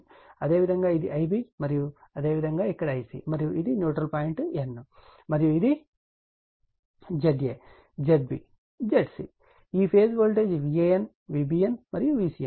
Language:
Telugu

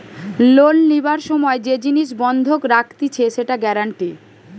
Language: Bangla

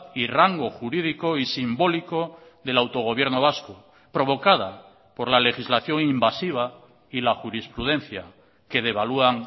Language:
Spanish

